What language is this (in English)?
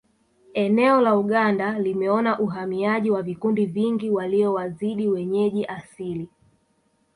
Swahili